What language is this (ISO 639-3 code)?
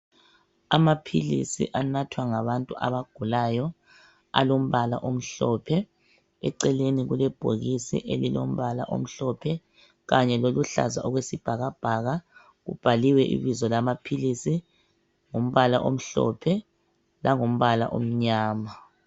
nde